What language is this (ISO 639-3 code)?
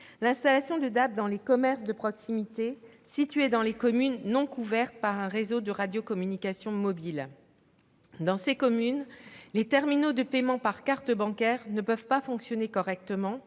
fra